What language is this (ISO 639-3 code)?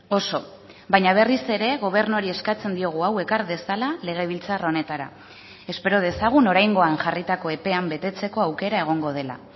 eus